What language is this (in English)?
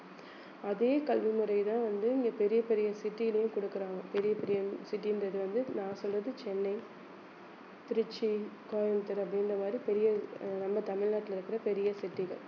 Tamil